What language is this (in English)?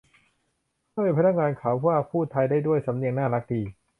Thai